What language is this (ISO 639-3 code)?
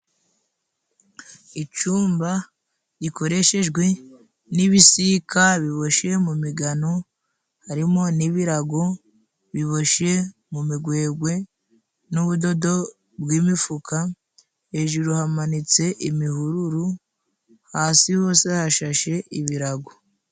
kin